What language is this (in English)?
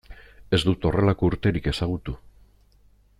Basque